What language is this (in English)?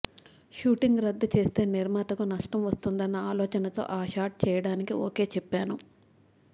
Telugu